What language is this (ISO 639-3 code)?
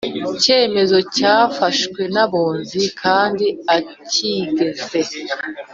kin